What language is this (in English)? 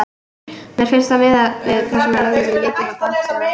Icelandic